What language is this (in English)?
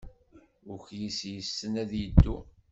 Kabyle